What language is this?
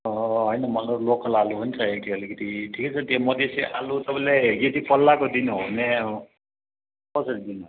Nepali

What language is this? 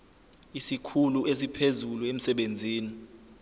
Zulu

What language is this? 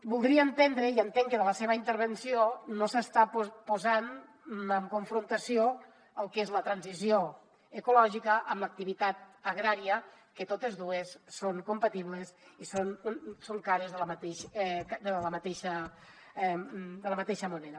Catalan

